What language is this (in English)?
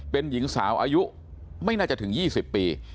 Thai